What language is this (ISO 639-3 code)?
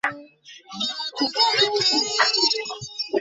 ben